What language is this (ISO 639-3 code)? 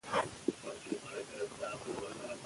pus